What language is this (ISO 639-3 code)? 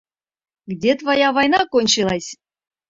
chm